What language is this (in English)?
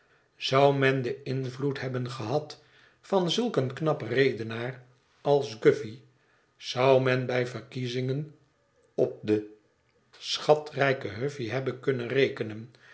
Dutch